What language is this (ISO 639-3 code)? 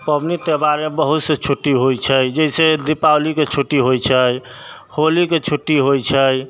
mai